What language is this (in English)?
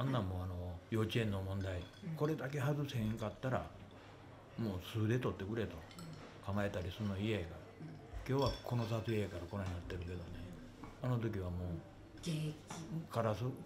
Japanese